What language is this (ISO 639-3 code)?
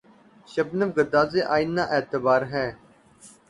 urd